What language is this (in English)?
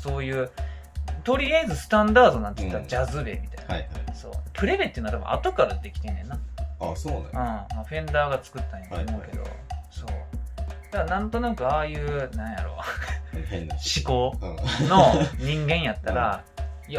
Japanese